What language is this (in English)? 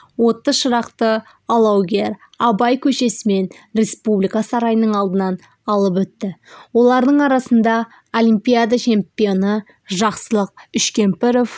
Kazakh